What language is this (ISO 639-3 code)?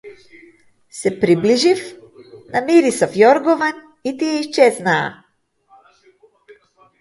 mkd